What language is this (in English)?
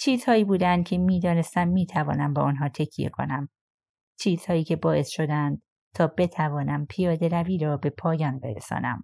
Persian